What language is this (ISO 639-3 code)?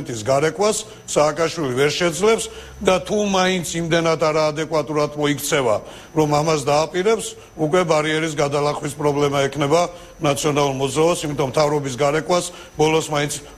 ron